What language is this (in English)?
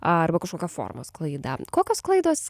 Lithuanian